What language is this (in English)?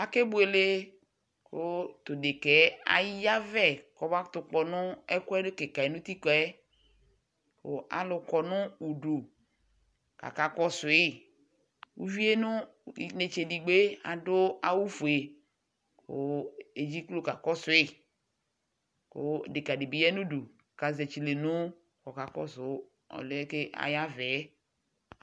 Ikposo